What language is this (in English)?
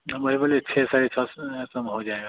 Hindi